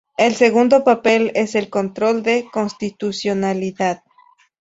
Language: Spanish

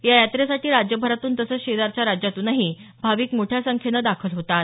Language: Marathi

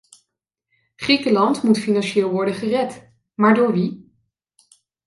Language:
Dutch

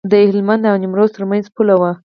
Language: Pashto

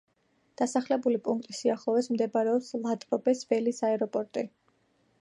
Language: Georgian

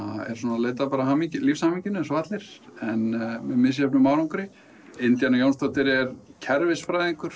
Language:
Icelandic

